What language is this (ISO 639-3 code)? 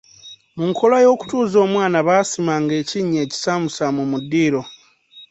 lug